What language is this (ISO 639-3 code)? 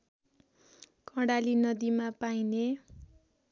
nep